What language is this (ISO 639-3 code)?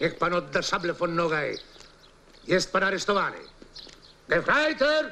pol